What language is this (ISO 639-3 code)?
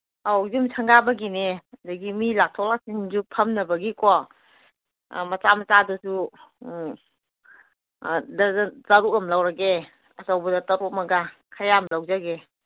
mni